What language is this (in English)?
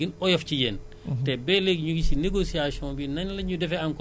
Wolof